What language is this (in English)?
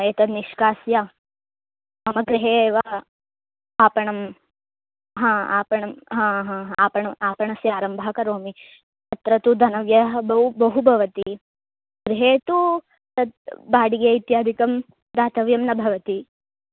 Sanskrit